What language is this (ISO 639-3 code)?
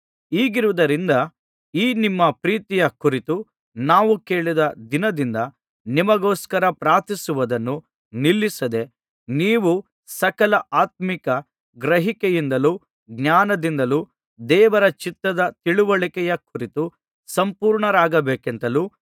kan